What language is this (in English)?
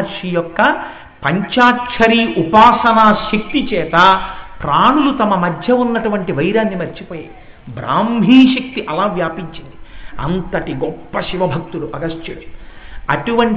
Hindi